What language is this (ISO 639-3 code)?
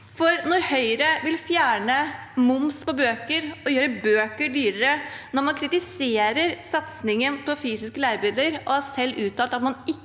nor